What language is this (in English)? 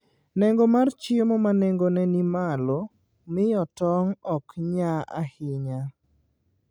Luo (Kenya and Tanzania)